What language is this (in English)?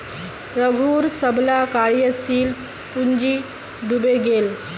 Magahi